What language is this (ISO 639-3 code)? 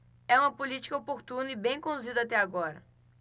por